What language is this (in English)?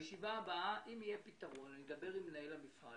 Hebrew